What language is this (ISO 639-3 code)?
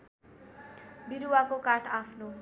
nep